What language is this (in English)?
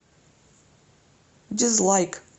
Russian